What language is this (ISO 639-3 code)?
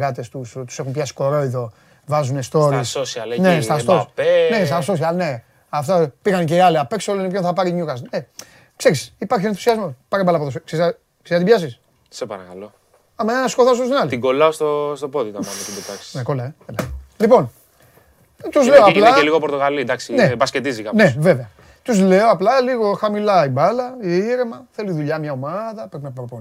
ell